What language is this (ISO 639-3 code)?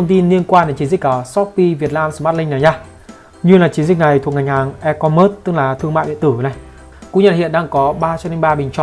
vie